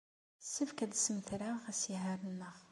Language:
Kabyle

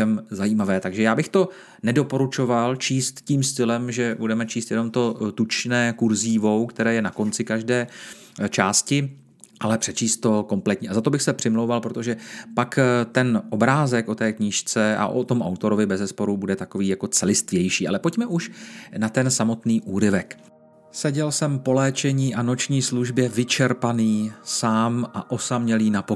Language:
Czech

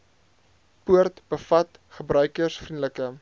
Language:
Afrikaans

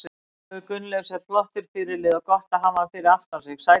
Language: Icelandic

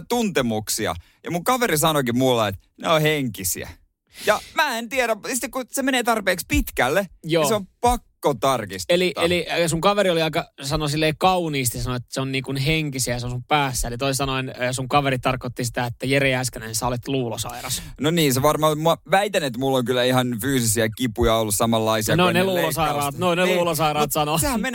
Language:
Finnish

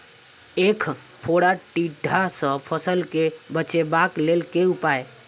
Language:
Maithili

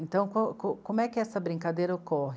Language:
Portuguese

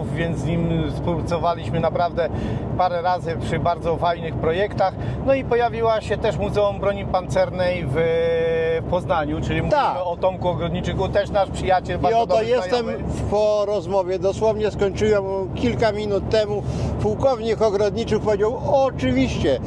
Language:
Polish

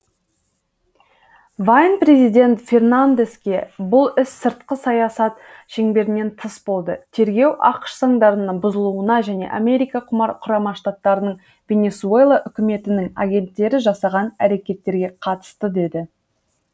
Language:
Kazakh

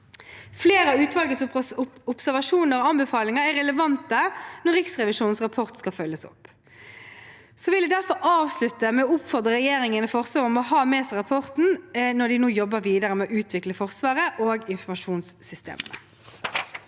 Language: Norwegian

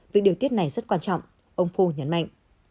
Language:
Vietnamese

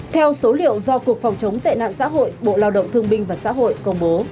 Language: Vietnamese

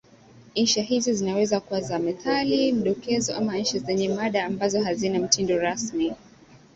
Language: Swahili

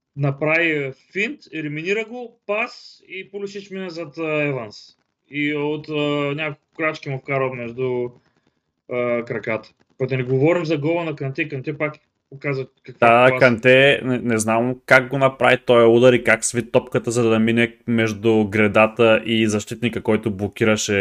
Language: Bulgarian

